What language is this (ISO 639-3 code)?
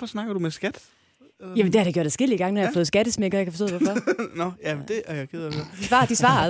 dan